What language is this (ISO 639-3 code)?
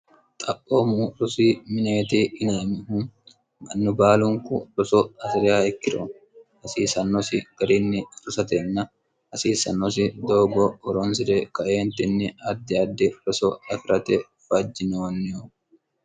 sid